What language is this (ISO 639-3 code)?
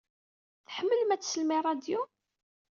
kab